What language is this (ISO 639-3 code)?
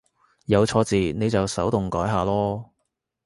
yue